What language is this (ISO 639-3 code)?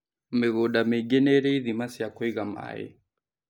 kik